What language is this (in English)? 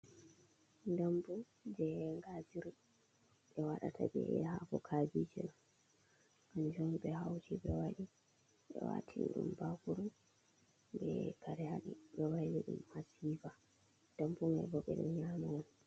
Fula